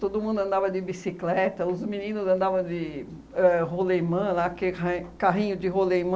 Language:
Portuguese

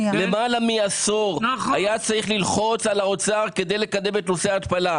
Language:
Hebrew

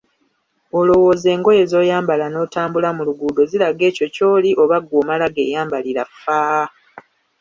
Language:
Ganda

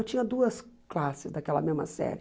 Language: Portuguese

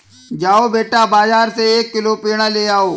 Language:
Hindi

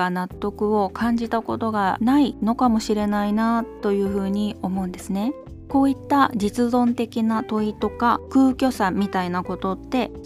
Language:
Japanese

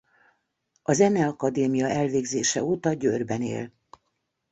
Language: Hungarian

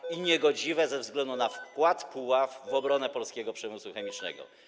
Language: Polish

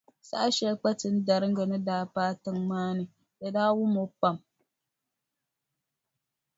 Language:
Dagbani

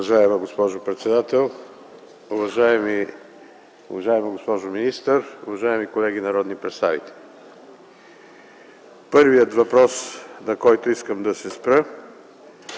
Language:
Bulgarian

